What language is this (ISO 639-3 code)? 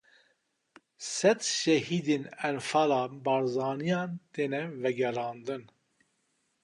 kur